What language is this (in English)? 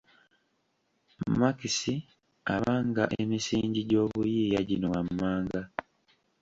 Ganda